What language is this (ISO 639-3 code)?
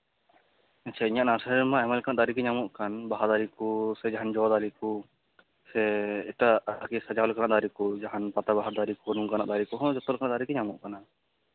sat